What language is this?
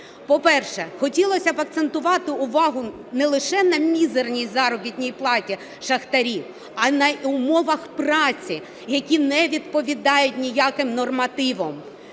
Ukrainian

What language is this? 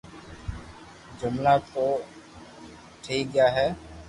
Loarki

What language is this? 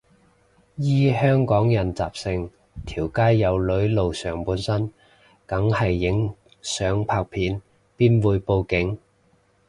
Cantonese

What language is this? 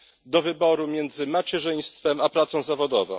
Polish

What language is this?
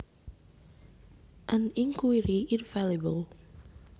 Javanese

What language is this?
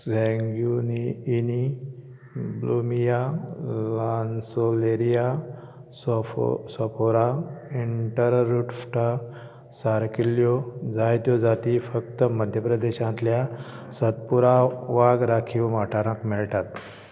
Konkani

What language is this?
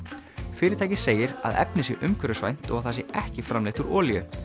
Icelandic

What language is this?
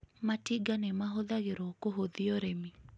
Kikuyu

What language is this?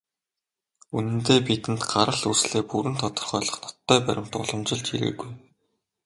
Mongolian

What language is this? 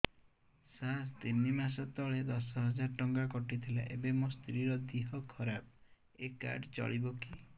Odia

